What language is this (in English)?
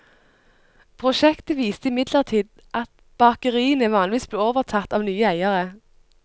Norwegian